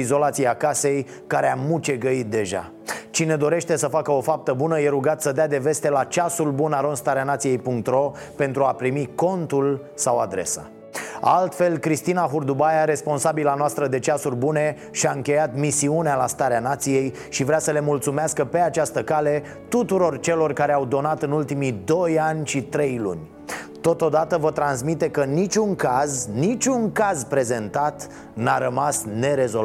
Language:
Romanian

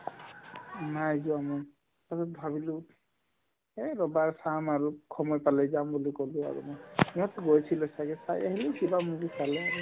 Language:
Assamese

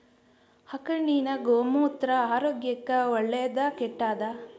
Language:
Kannada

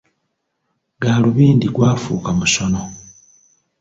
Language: Ganda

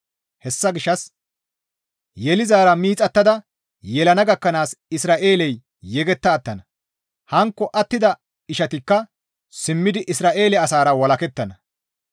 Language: Gamo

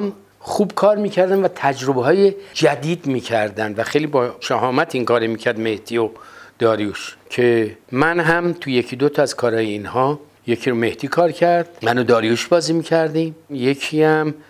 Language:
Persian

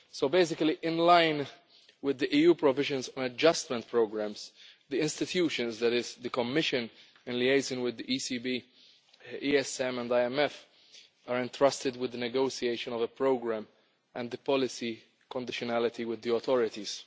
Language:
English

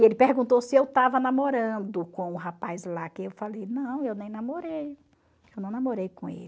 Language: Portuguese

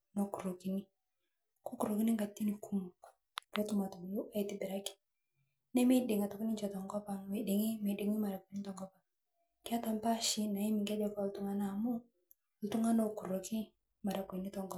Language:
Masai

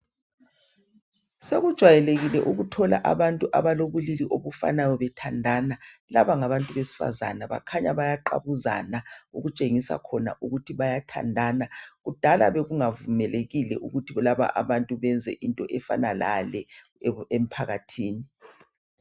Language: North Ndebele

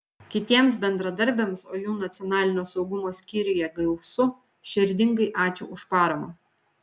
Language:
Lithuanian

